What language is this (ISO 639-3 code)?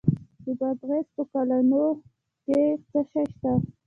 pus